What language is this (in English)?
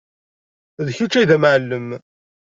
Kabyle